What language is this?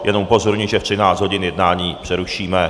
Czech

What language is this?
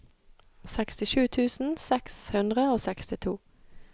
Norwegian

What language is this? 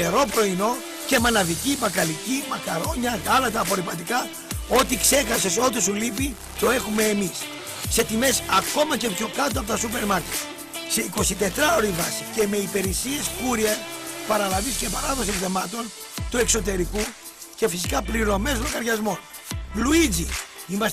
Greek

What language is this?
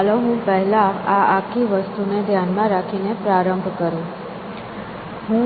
Gujarati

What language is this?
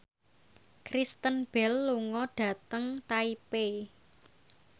Javanese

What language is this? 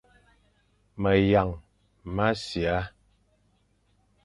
Fang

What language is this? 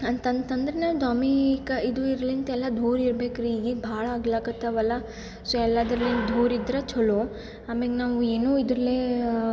Kannada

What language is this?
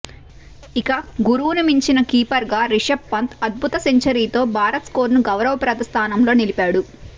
Telugu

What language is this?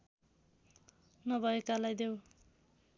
Nepali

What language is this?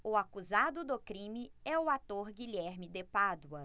Portuguese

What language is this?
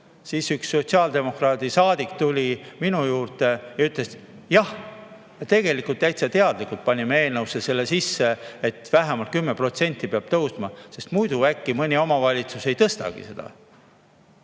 Estonian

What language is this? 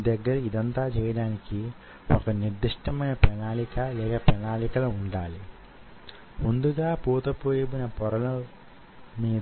Telugu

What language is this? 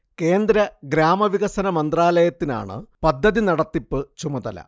Malayalam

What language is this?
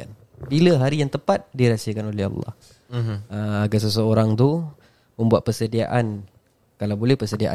Malay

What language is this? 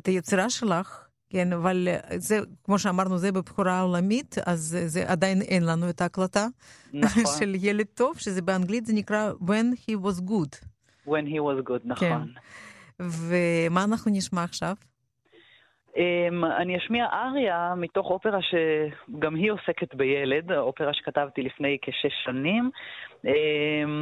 Hebrew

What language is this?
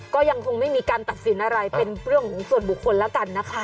Thai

